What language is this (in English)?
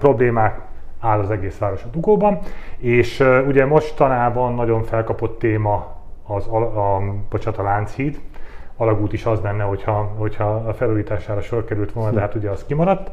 Hungarian